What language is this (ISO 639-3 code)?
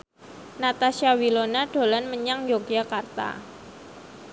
jav